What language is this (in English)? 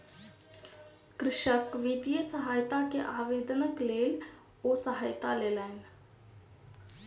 Maithili